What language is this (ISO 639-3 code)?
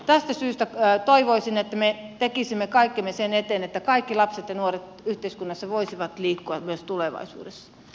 fin